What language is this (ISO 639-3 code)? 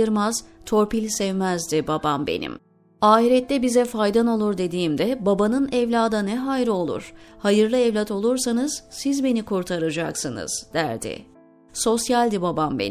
tur